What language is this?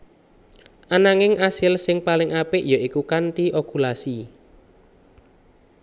Javanese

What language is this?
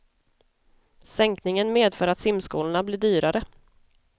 Swedish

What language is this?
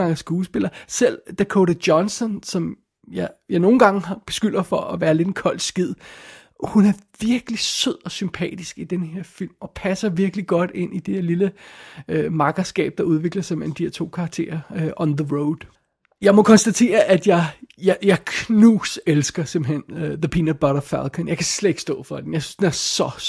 Danish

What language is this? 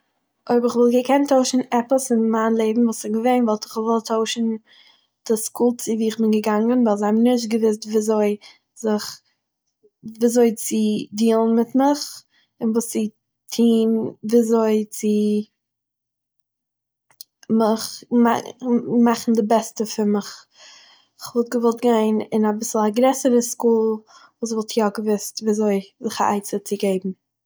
Yiddish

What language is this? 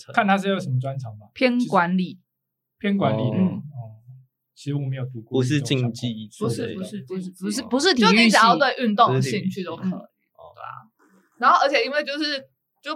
Chinese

